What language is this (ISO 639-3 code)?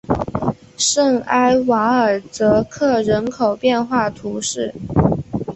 zho